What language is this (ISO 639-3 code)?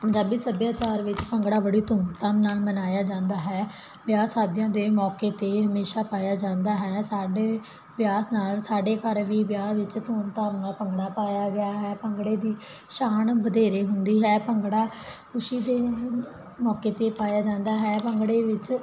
pan